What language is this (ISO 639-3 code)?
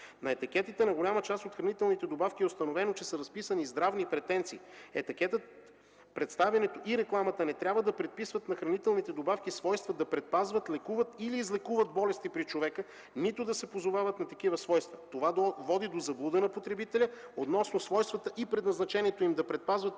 bul